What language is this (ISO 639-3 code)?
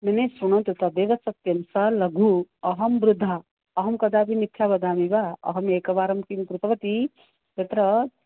san